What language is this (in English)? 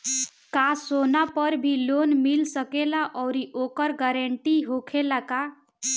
Bhojpuri